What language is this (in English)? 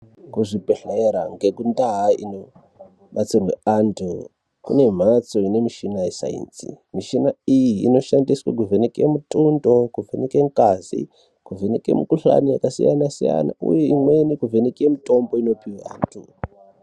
Ndau